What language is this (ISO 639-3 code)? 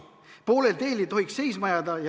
est